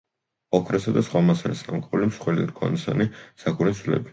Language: Georgian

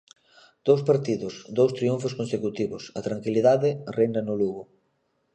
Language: Galician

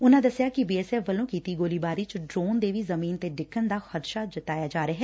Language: Punjabi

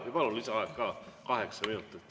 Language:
Estonian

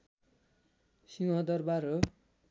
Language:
Nepali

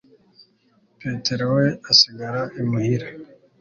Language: Kinyarwanda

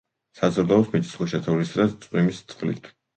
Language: Georgian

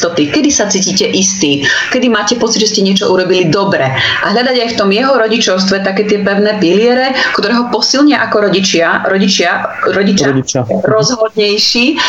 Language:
Slovak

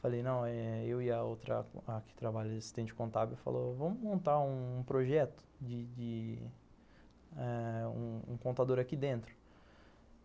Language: Portuguese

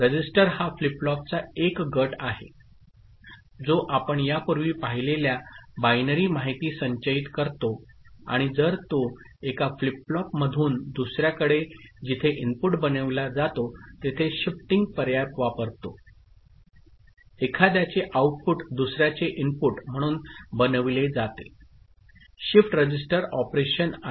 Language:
Marathi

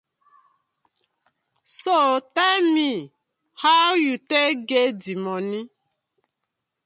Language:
Nigerian Pidgin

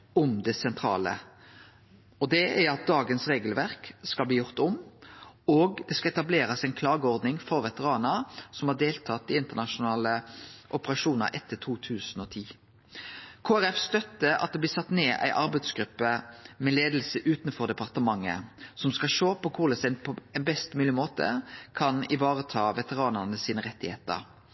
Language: Norwegian Nynorsk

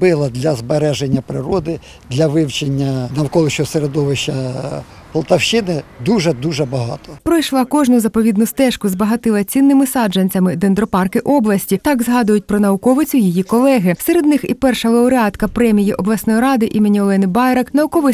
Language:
Ukrainian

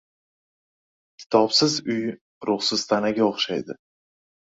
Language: Uzbek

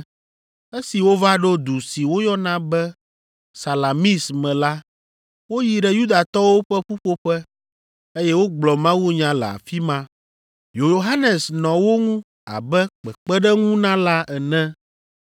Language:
Ewe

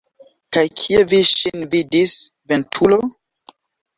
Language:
Esperanto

